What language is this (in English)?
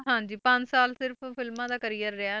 Punjabi